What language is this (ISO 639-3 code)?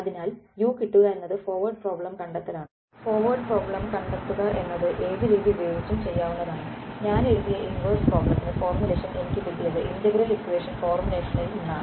mal